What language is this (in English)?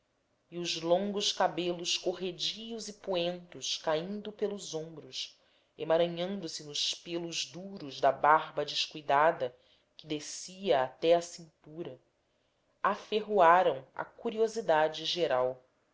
Portuguese